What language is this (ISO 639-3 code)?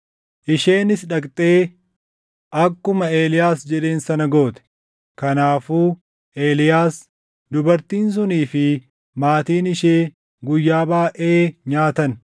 orm